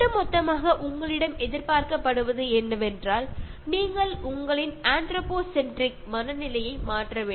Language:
Malayalam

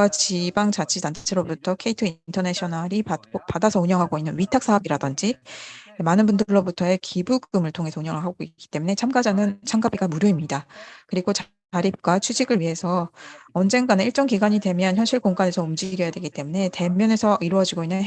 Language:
Korean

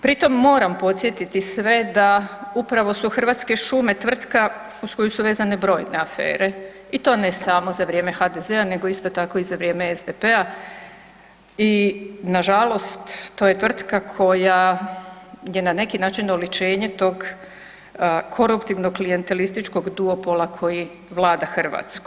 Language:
Croatian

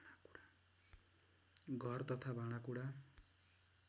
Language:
Nepali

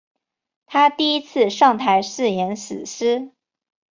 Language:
Chinese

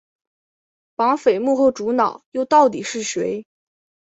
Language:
Chinese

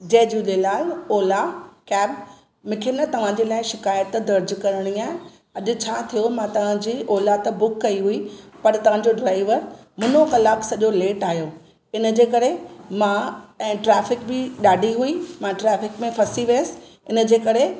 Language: Sindhi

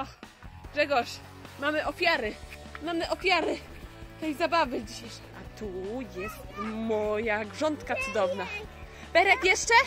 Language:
Polish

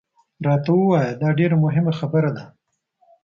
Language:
Pashto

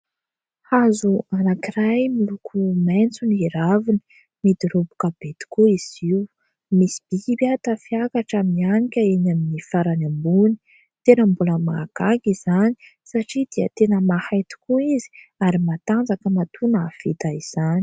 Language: Malagasy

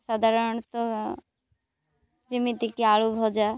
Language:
Odia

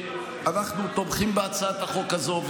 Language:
Hebrew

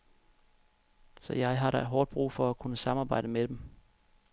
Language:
Danish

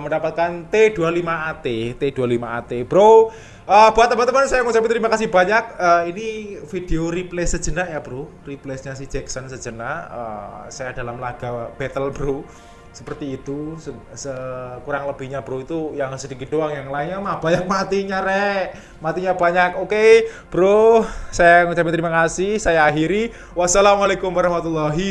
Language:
Indonesian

